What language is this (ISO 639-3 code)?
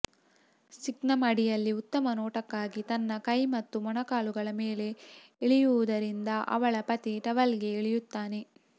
kan